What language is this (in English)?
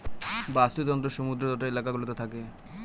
Bangla